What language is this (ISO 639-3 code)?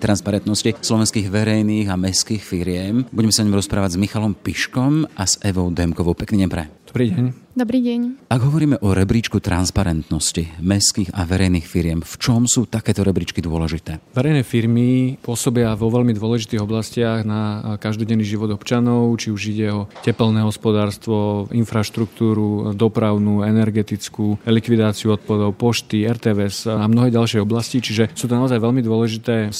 slk